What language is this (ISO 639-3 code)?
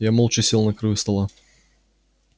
rus